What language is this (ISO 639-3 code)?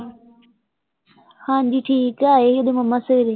pan